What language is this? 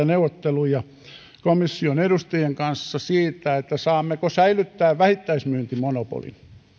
Finnish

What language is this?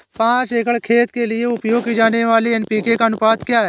Hindi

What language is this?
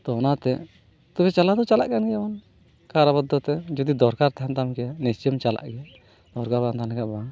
Santali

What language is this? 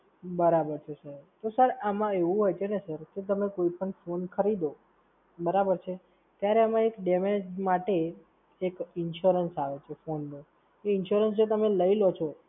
Gujarati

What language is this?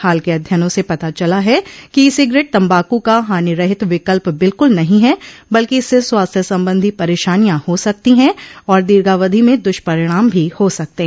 Hindi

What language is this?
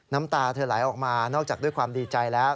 Thai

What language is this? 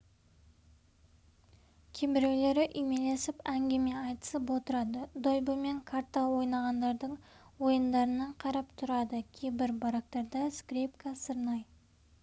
Kazakh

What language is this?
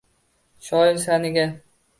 Uzbek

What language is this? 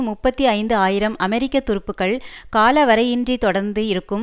Tamil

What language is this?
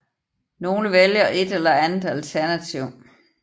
Danish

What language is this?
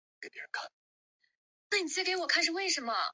Chinese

